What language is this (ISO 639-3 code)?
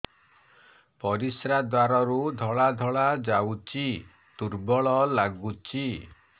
ori